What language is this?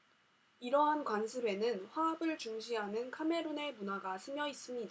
Korean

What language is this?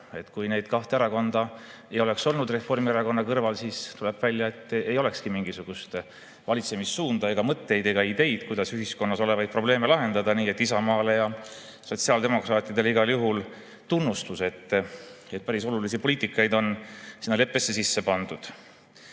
Estonian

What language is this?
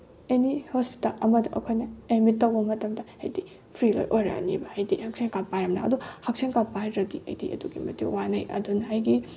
Manipuri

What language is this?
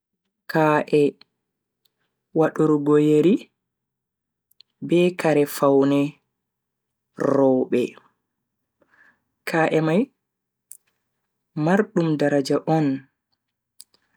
Bagirmi Fulfulde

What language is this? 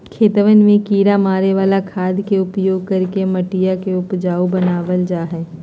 Magahi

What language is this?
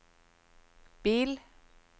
Norwegian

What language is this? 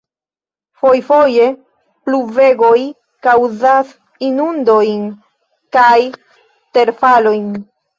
Esperanto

